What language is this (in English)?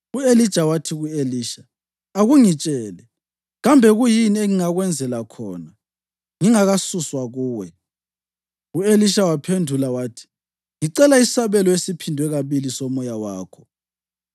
North Ndebele